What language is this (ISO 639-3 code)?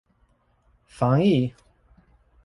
zho